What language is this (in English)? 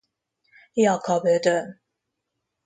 Hungarian